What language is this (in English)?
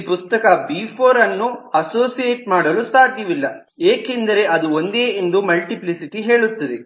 Kannada